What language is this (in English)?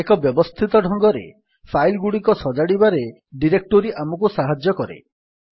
Odia